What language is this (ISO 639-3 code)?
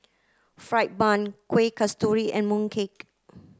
eng